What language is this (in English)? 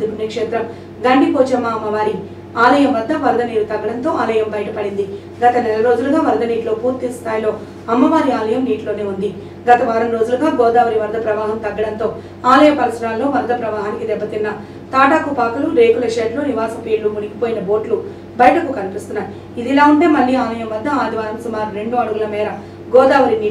Telugu